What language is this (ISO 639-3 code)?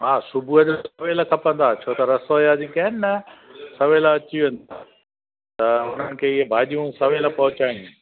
snd